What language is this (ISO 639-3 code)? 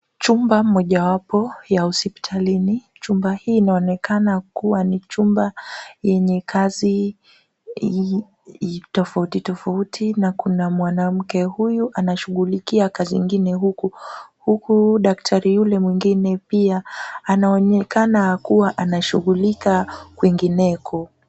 swa